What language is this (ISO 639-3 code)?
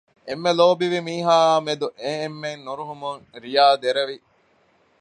div